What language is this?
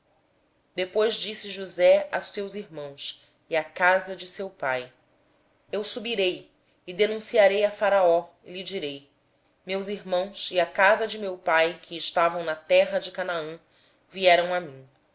Portuguese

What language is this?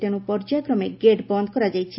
Odia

